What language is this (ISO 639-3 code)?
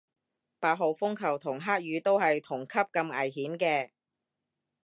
yue